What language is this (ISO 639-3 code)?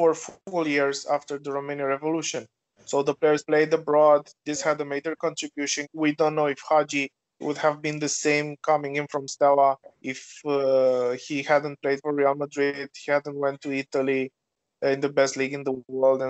heb